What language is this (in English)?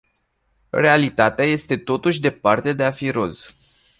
Romanian